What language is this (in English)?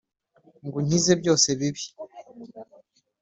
Kinyarwanda